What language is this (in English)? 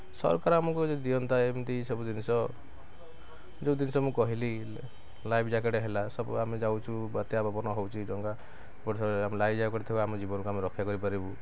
Odia